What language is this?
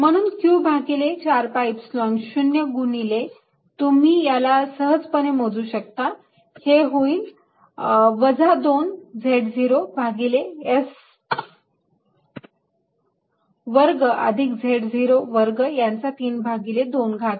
Marathi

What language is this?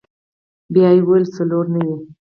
Pashto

